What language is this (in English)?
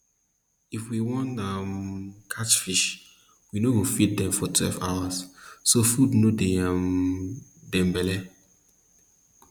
Nigerian Pidgin